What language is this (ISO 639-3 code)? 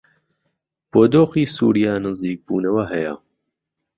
ckb